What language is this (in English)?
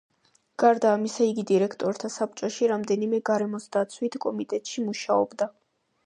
Georgian